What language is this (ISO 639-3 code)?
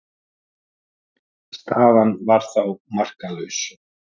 isl